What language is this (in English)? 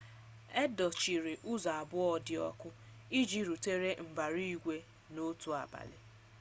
Igbo